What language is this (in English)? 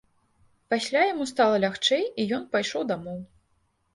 Belarusian